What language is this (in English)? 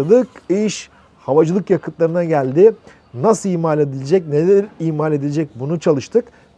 Turkish